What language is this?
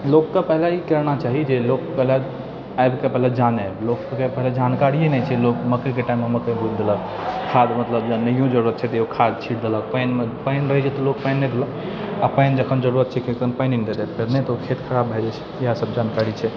Maithili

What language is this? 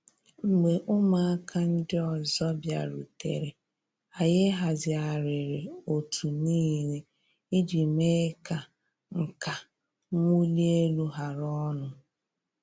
Igbo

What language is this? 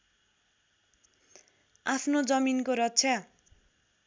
Nepali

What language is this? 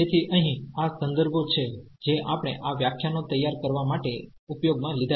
Gujarati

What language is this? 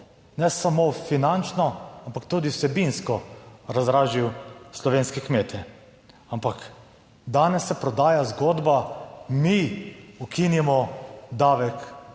Slovenian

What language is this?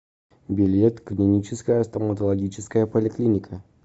Russian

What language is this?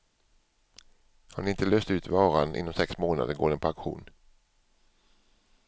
Swedish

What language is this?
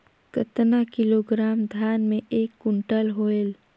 Chhattisgarhi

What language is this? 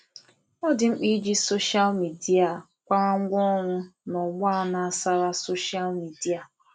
Igbo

